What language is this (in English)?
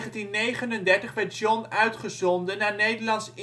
Dutch